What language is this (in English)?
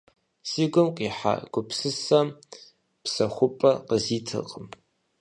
Kabardian